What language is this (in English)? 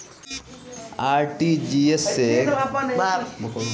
Bhojpuri